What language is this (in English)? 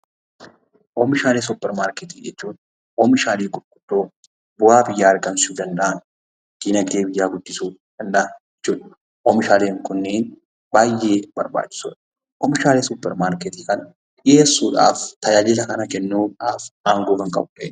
Oromo